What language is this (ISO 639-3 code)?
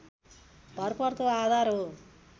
nep